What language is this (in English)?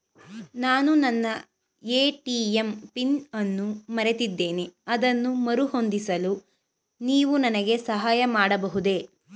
Kannada